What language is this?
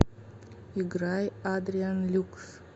Russian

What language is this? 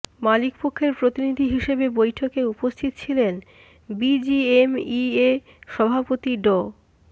Bangla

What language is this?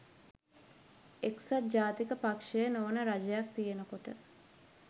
Sinhala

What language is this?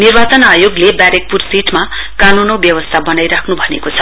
Nepali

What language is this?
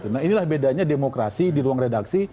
Indonesian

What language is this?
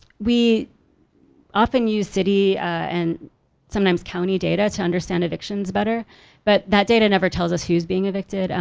English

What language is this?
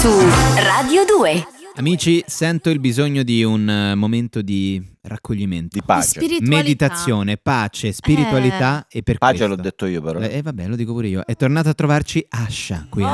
Italian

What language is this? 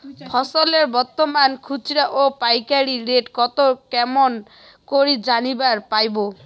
Bangla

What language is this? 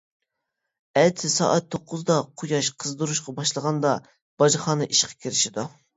Uyghur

